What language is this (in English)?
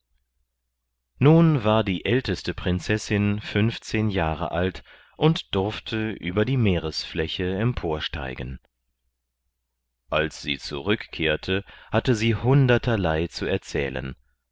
German